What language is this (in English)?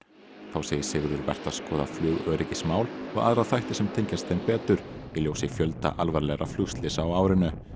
Icelandic